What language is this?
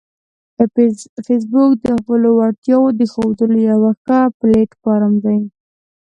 Pashto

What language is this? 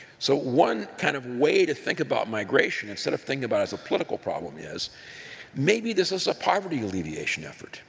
English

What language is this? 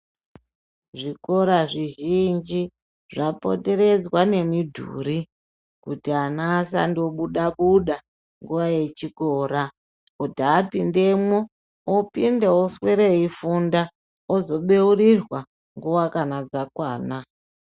Ndau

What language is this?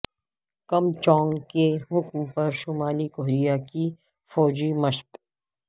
Urdu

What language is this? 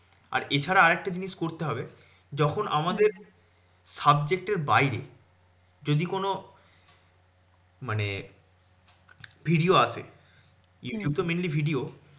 Bangla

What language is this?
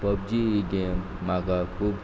Konkani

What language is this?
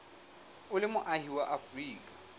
Southern Sotho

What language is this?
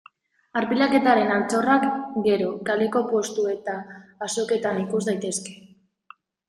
Basque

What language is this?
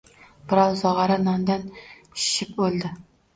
Uzbek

